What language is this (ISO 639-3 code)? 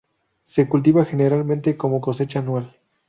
spa